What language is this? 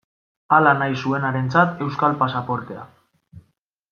Basque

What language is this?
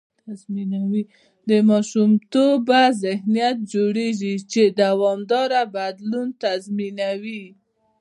Pashto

